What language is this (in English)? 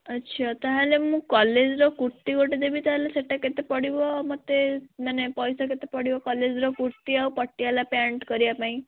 Odia